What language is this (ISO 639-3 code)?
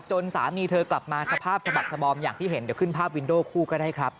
tha